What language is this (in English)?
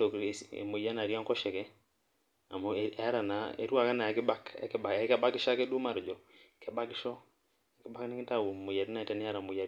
Masai